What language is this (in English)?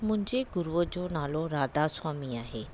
Sindhi